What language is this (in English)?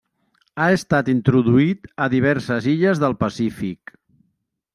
Catalan